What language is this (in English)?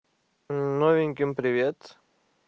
Russian